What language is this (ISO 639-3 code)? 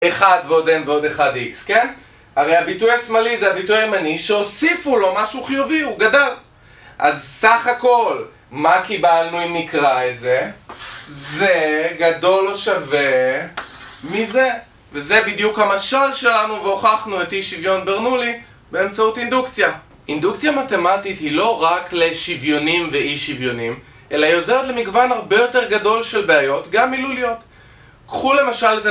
heb